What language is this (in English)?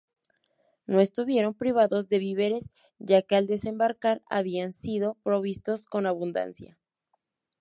Spanish